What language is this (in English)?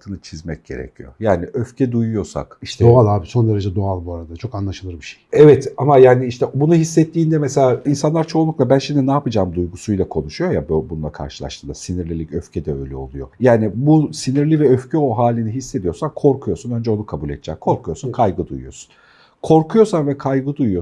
Turkish